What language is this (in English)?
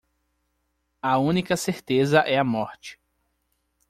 Portuguese